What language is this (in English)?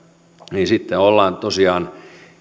Finnish